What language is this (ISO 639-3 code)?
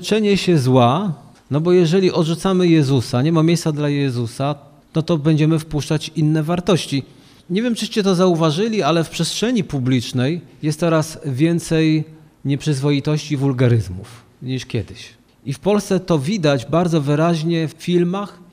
pol